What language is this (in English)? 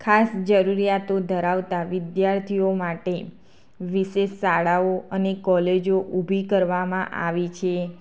Gujarati